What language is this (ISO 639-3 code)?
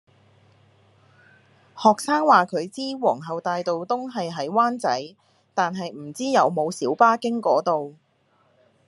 yue